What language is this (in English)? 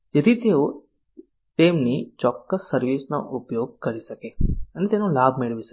Gujarati